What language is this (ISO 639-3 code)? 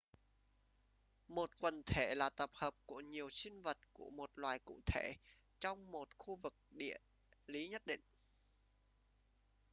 vie